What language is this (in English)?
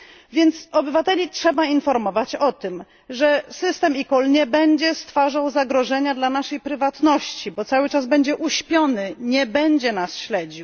Polish